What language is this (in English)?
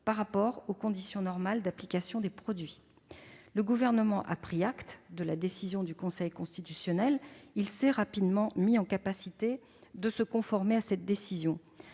French